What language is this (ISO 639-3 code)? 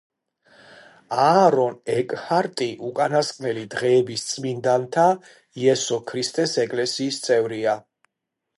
kat